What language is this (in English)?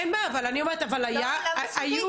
Hebrew